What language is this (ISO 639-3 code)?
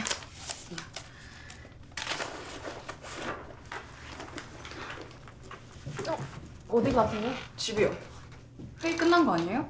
kor